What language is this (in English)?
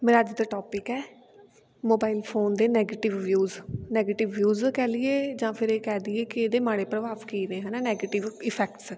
Punjabi